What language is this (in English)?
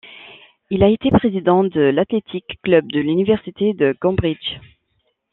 French